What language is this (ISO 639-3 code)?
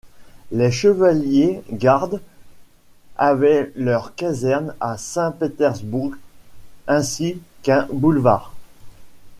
fra